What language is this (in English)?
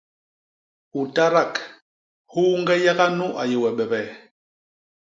Basaa